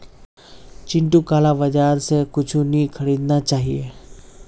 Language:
Magahi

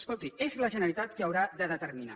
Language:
Catalan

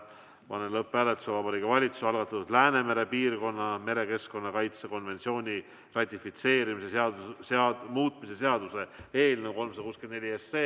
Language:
Estonian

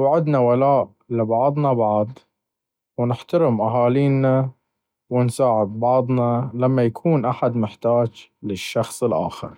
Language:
Baharna Arabic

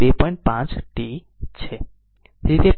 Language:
Gujarati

